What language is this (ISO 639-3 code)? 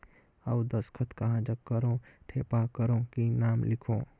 hne